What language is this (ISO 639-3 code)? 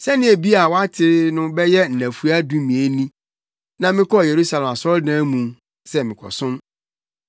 aka